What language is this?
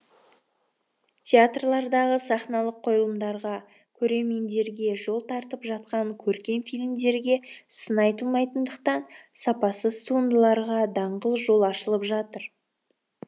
Kazakh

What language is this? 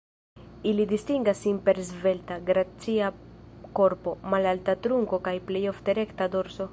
Esperanto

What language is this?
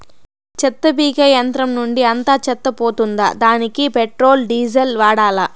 Telugu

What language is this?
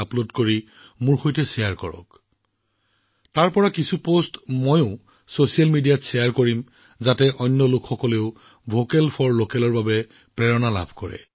Assamese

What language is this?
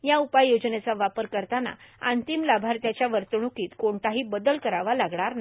Marathi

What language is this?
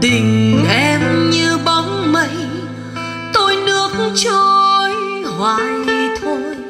Vietnamese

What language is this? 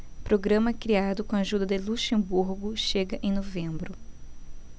Portuguese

